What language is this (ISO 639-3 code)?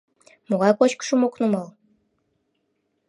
chm